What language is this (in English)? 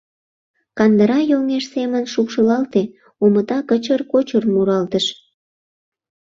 Mari